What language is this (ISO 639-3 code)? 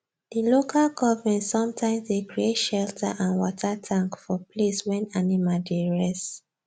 pcm